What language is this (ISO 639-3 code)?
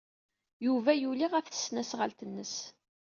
kab